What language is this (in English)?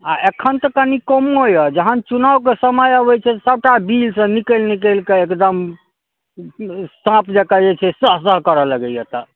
Maithili